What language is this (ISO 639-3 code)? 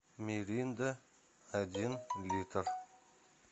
rus